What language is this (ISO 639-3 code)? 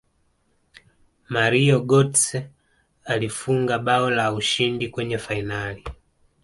swa